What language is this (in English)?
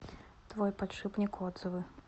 Russian